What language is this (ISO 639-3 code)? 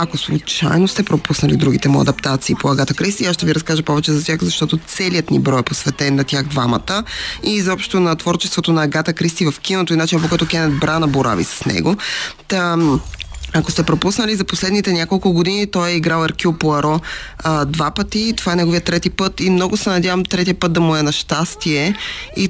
bul